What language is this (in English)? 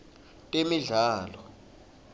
Swati